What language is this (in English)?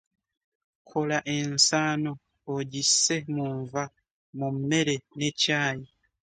Ganda